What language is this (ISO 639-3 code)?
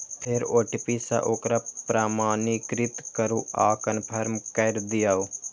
mai